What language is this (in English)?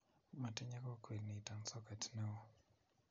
Kalenjin